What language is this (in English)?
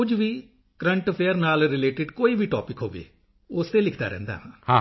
Punjabi